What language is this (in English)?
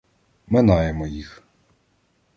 Ukrainian